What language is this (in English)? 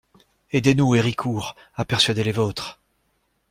French